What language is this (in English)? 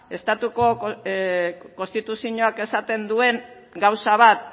Basque